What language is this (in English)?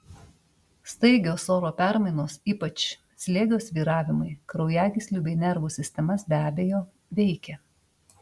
Lithuanian